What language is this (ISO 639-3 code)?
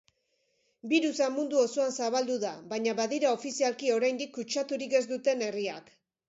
eus